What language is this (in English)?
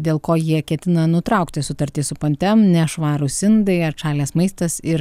Lithuanian